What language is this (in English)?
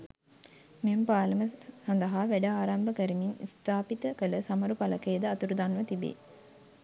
Sinhala